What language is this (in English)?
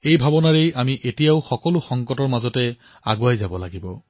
Assamese